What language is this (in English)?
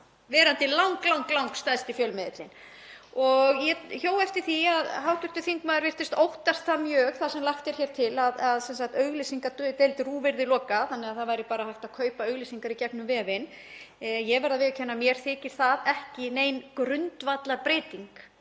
Icelandic